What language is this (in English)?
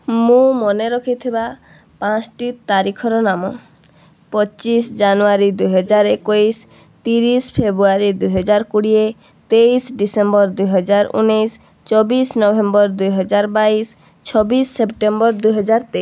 Odia